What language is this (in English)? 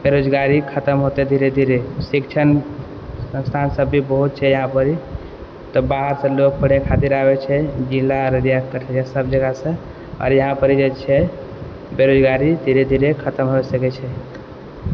Maithili